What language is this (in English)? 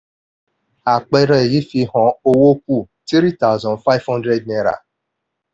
Yoruba